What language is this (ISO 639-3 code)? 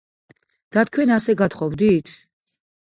kat